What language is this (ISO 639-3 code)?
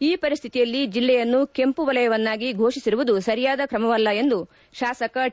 kan